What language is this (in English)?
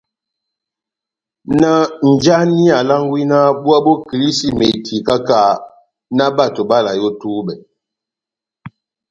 Batanga